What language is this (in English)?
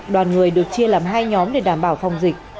Vietnamese